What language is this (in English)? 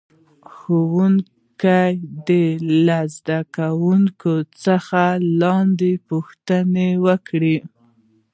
Pashto